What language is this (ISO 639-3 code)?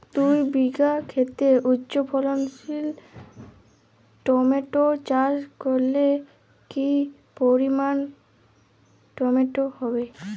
ben